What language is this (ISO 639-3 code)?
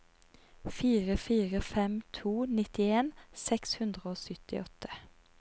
nor